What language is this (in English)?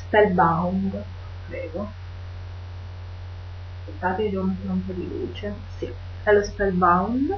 Italian